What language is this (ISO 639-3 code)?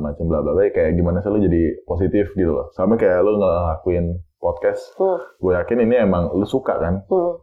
ind